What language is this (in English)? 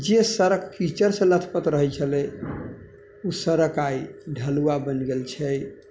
Maithili